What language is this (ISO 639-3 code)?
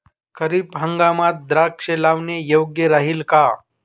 mar